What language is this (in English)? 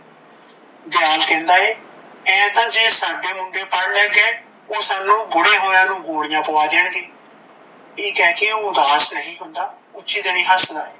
Punjabi